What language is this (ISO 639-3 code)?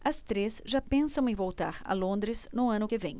por